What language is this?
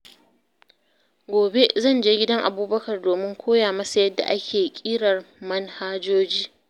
Hausa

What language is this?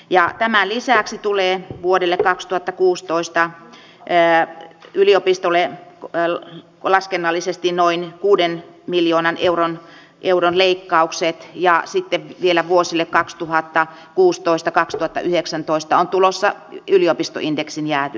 Finnish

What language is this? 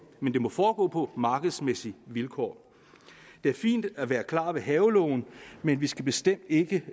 Danish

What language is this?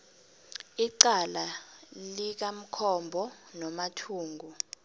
South Ndebele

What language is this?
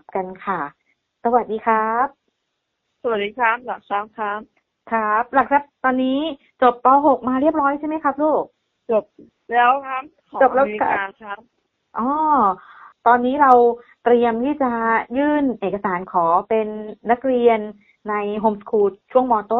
Thai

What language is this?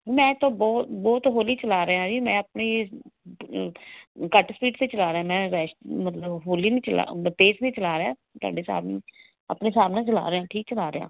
Punjabi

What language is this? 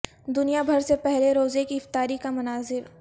Urdu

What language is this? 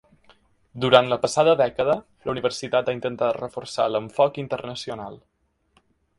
Catalan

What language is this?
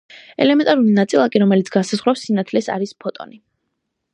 Georgian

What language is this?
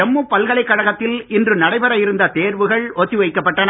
Tamil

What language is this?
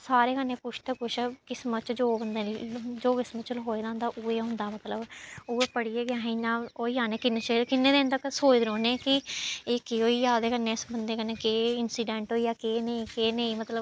Dogri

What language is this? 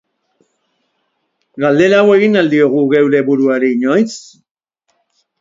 Basque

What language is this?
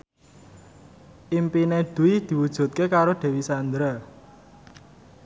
Javanese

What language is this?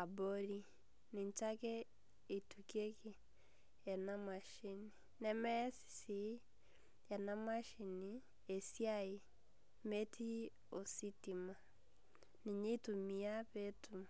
Masai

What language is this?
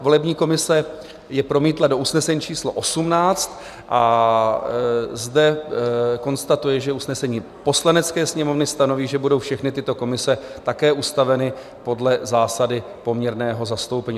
Czech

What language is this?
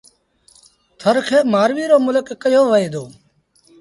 Sindhi Bhil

